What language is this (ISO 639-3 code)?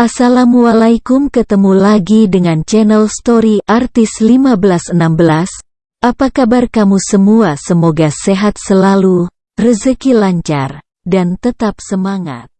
ind